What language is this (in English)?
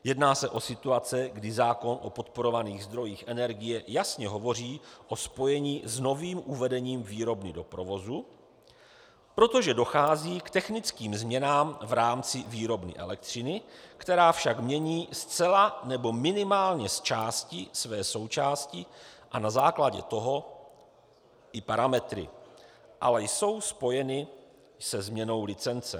Czech